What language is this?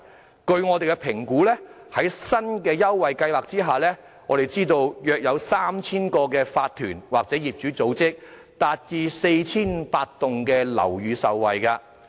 Cantonese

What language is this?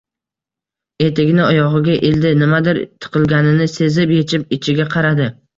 Uzbek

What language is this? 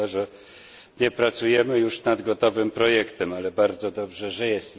Polish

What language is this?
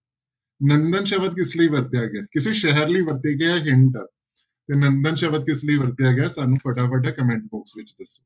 Punjabi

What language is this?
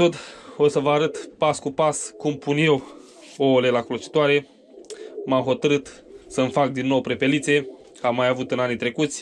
Romanian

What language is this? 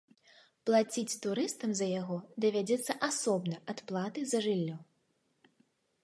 Belarusian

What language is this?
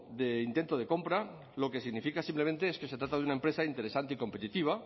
Spanish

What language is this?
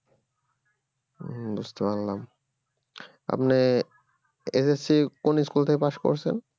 Bangla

